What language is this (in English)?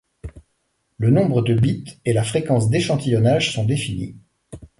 French